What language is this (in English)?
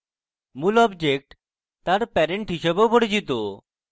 Bangla